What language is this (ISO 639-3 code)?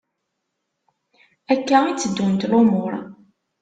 kab